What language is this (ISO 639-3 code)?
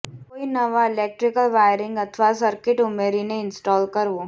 guj